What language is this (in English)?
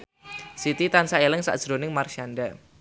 Javanese